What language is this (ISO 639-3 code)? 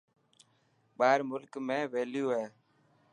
mki